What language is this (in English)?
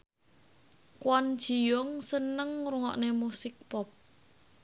Javanese